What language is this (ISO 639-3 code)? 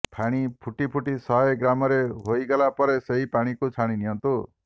ori